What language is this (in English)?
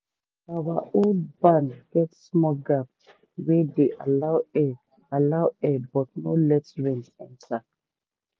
Nigerian Pidgin